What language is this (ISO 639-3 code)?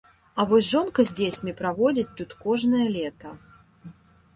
bel